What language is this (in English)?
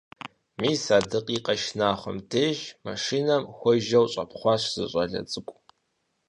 Kabardian